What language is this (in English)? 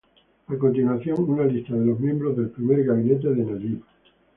Spanish